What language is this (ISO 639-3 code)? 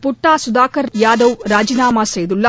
tam